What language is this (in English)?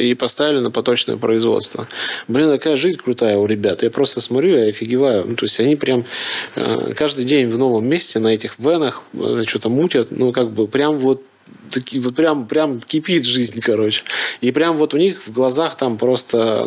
Russian